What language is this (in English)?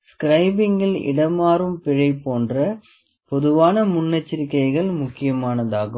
Tamil